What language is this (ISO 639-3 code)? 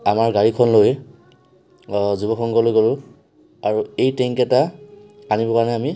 asm